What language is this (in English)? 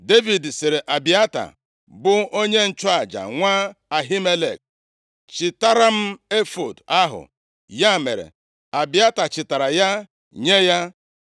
Igbo